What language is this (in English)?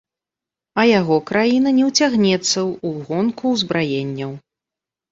Belarusian